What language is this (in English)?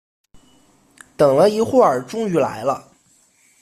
Chinese